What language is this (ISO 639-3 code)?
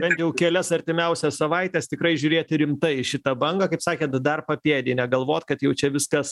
lit